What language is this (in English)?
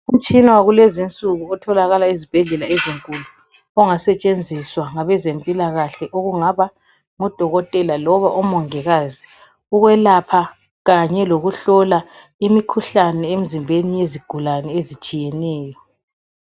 North Ndebele